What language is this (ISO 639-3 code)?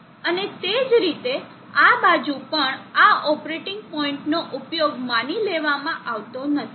guj